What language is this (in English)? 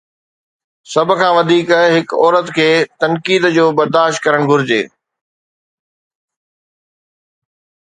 Sindhi